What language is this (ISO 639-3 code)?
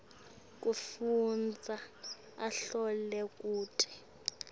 ssw